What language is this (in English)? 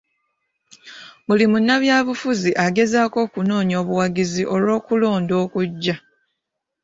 Ganda